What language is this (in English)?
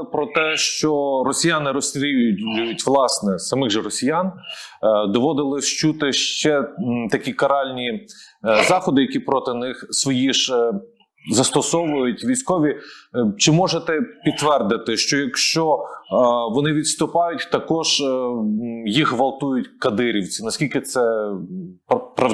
Ukrainian